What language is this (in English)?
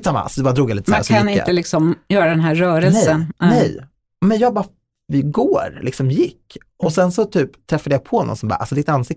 Swedish